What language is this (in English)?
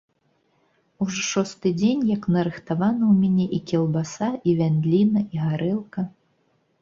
Belarusian